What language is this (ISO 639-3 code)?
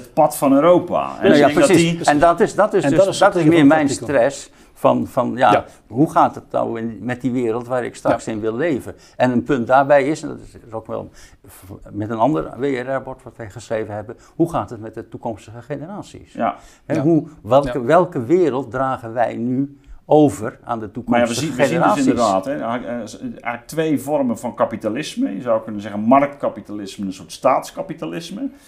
nld